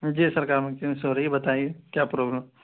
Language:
Urdu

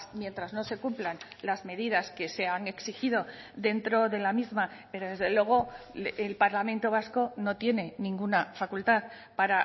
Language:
Spanish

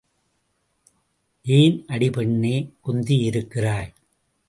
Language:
Tamil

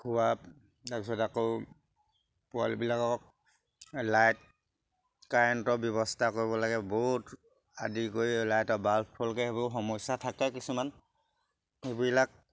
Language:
Assamese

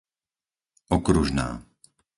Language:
Slovak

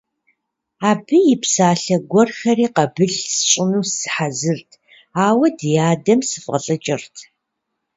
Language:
Kabardian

